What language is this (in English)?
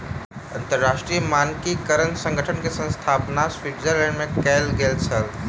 Maithili